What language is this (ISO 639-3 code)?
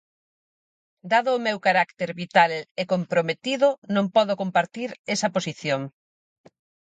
glg